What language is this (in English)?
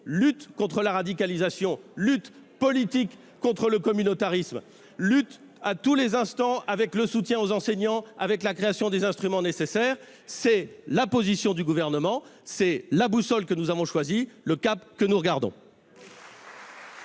French